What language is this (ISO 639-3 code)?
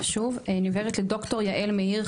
heb